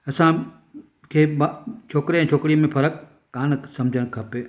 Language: Sindhi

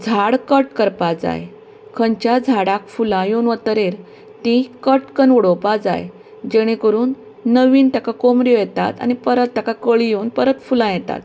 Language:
Konkani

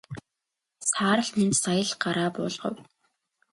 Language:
Mongolian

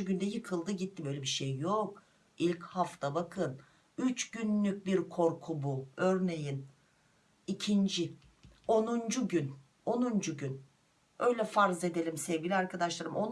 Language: Turkish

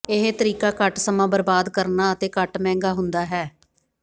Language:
Punjabi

